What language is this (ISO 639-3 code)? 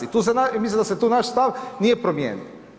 hrv